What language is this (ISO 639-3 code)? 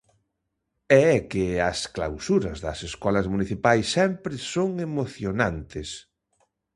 glg